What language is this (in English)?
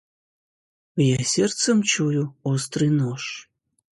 Russian